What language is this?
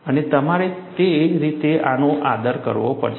Gujarati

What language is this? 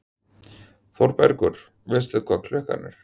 Icelandic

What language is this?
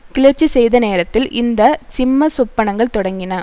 Tamil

